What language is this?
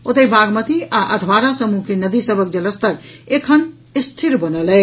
Maithili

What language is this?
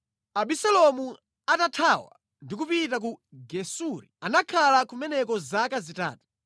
Nyanja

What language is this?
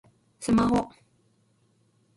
Japanese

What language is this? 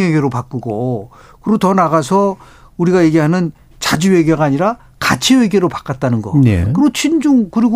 Korean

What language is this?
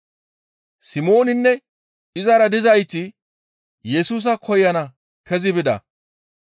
Gamo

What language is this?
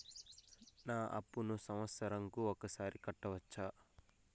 Telugu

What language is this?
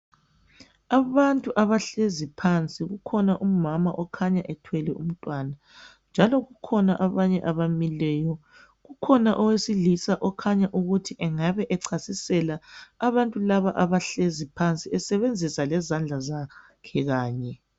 North Ndebele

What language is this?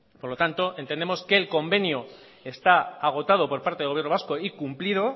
Spanish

